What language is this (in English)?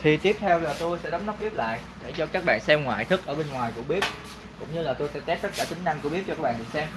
Vietnamese